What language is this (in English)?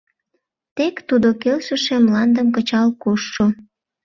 Mari